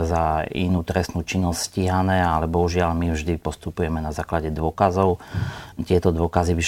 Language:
Slovak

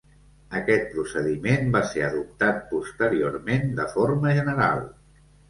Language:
Catalan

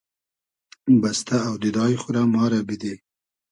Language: Hazaragi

